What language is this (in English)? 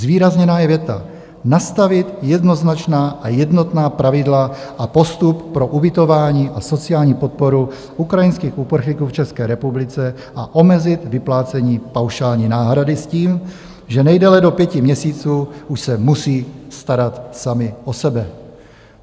Czech